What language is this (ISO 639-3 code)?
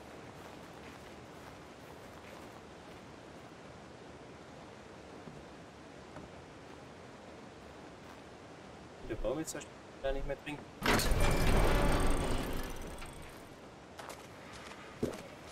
deu